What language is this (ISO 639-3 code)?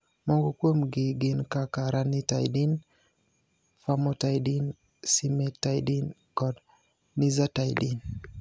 luo